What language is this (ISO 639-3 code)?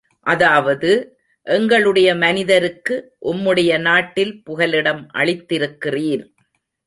tam